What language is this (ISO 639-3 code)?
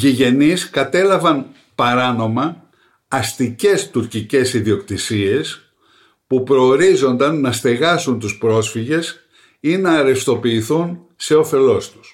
ell